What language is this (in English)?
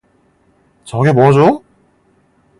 Korean